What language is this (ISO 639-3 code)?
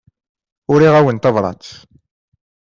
kab